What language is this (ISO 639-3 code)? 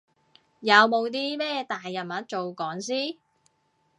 yue